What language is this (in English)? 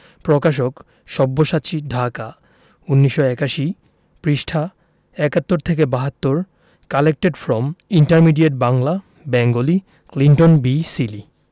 Bangla